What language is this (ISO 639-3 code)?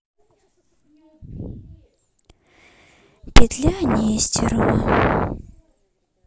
rus